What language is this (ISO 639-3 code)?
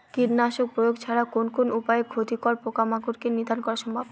ben